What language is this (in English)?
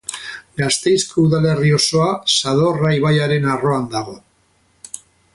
Basque